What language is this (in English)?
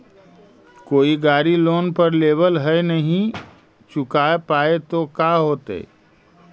Magahi